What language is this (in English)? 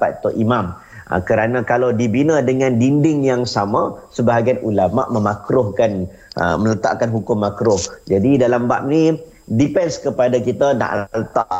Malay